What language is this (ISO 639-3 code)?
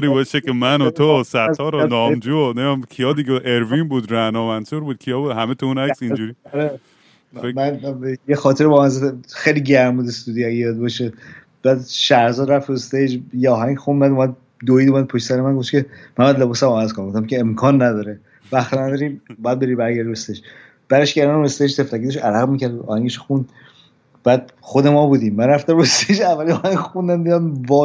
fas